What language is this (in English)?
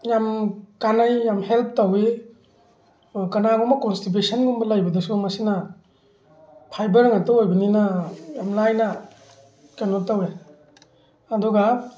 Manipuri